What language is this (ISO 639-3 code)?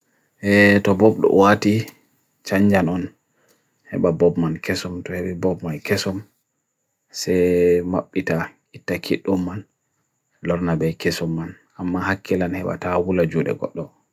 fui